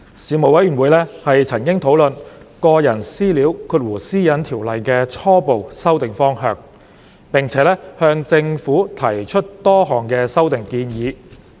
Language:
Cantonese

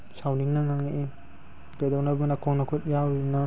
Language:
Manipuri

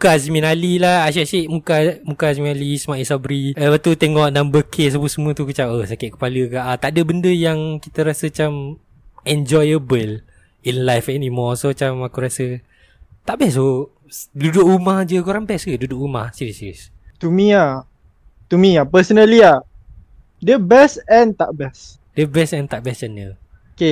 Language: Malay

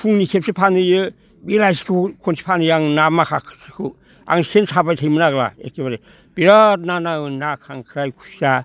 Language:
Bodo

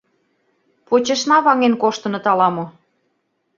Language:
Mari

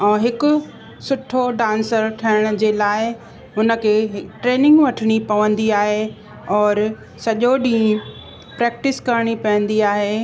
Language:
Sindhi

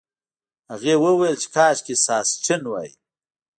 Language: Pashto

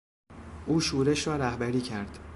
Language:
Persian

